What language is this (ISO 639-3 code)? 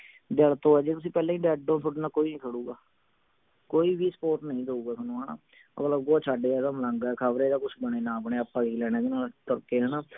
pan